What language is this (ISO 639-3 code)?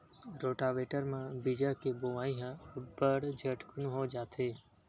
hne